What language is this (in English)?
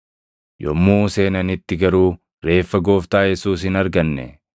Oromo